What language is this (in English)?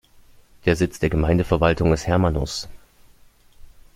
German